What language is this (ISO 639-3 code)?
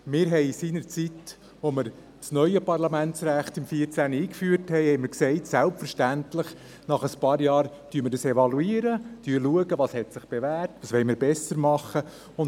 gsw